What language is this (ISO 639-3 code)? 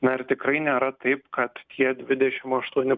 lit